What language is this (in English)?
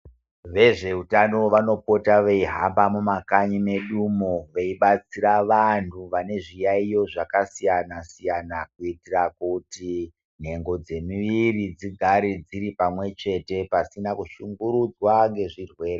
Ndau